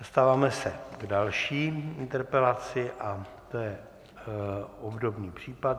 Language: Czech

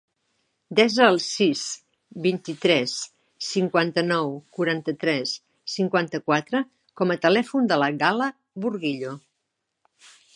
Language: Catalan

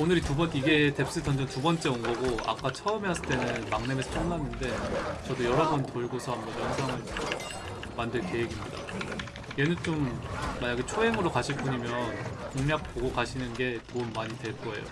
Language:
Korean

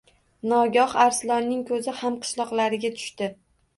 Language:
Uzbek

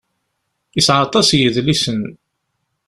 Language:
Kabyle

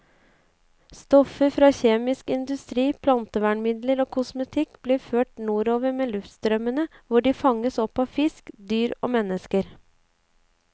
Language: Norwegian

